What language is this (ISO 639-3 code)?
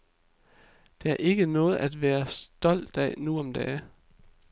dan